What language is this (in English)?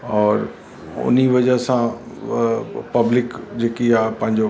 Sindhi